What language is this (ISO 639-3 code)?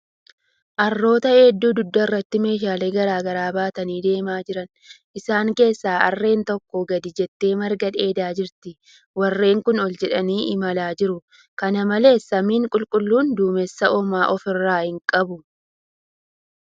orm